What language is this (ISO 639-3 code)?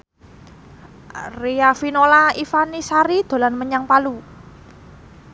jav